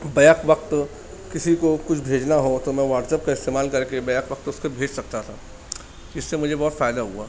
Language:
Urdu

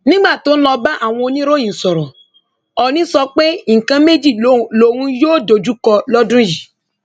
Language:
Yoruba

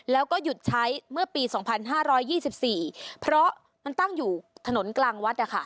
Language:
Thai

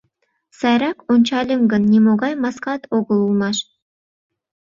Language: Mari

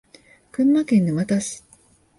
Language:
Japanese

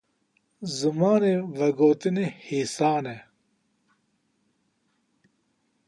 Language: Kurdish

